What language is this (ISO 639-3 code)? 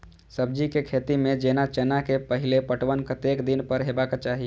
mai